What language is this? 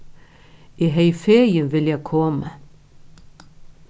Faroese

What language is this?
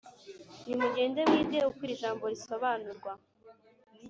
Kinyarwanda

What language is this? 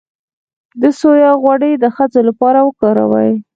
Pashto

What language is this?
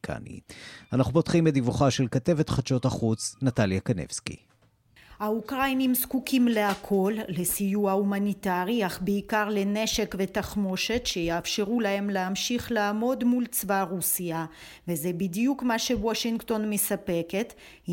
Hebrew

